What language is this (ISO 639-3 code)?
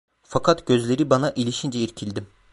tur